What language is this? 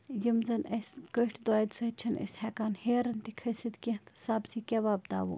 Kashmiri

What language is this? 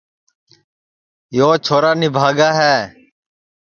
Sansi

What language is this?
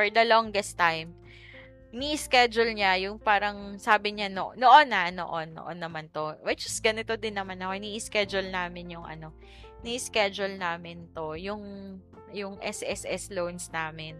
Filipino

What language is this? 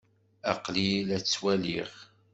Kabyle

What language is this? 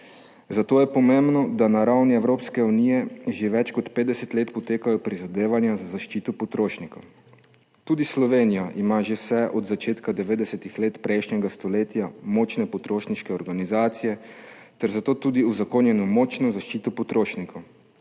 Slovenian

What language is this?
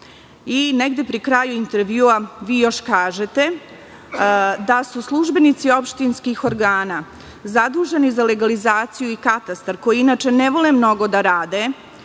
Serbian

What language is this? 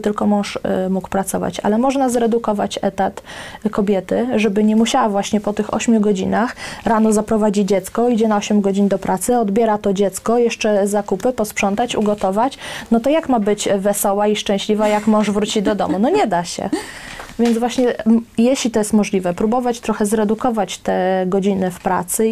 Polish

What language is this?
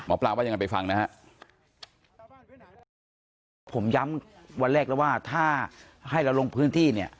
Thai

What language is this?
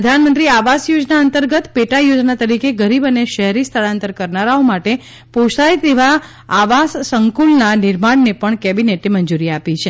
Gujarati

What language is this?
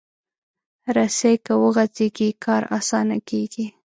Pashto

